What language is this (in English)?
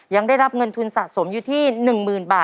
Thai